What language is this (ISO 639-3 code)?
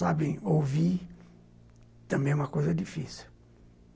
por